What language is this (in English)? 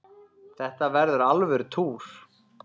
Icelandic